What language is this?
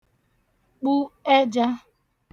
Igbo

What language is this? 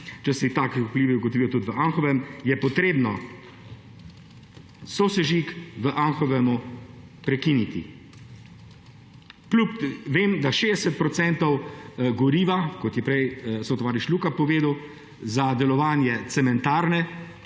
Slovenian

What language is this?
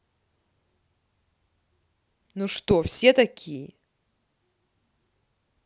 Russian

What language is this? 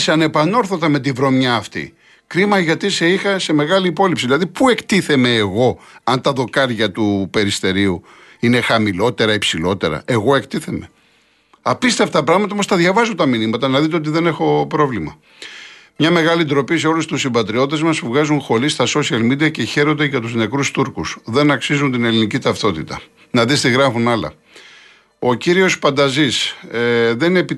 Greek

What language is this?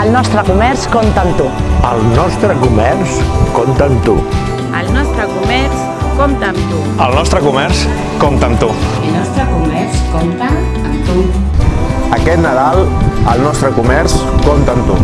Catalan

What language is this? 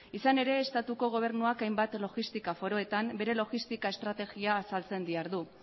Basque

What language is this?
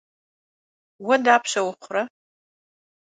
Kabardian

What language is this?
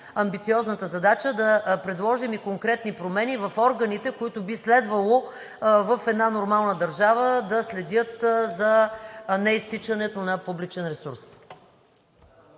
Bulgarian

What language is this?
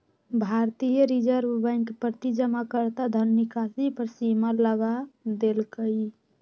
Magahi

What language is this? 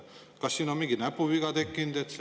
Estonian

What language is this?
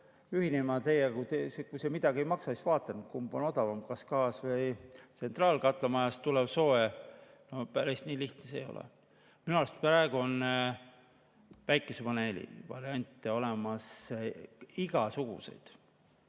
Estonian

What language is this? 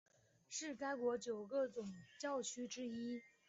Chinese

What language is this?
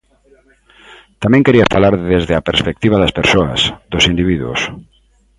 Galician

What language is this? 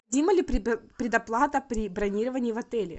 Russian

